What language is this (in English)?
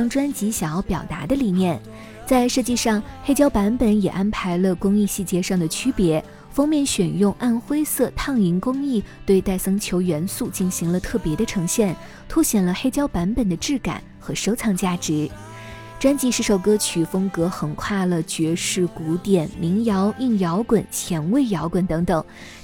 Chinese